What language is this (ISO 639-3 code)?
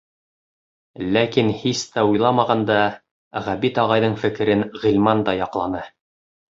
bak